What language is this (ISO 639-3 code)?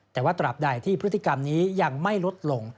tha